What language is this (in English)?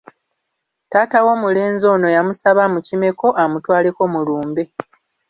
Ganda